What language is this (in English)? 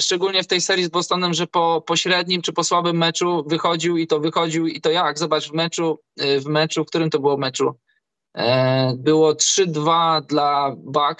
Polish